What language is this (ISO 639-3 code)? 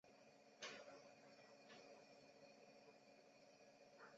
zho